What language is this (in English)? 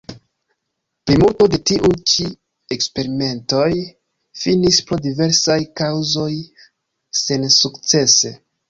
Esperanto